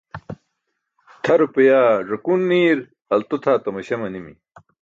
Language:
Burushaski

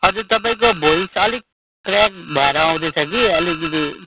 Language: Nepali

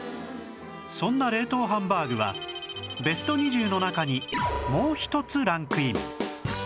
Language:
Japanese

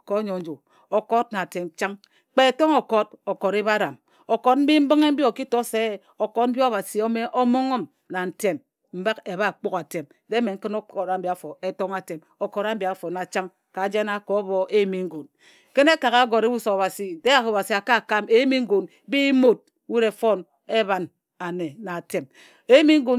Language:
Ejagham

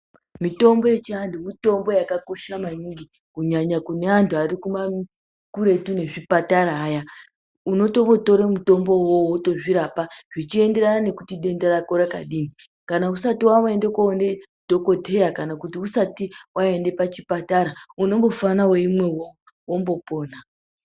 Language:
Ndau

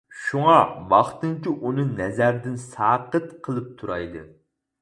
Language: Uyghur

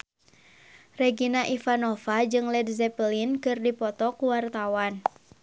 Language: Sundanese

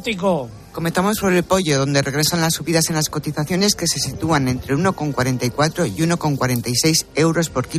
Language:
Spanish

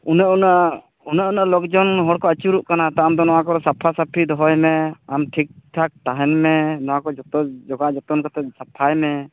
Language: Santali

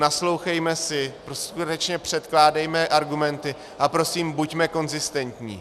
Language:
Czech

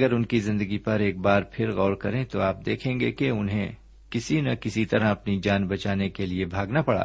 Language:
Urdu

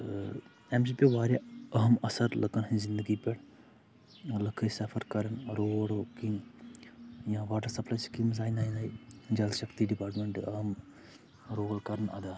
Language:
Kashmiri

